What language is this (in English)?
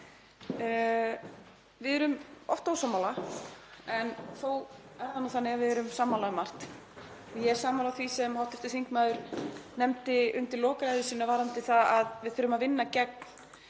Icelandic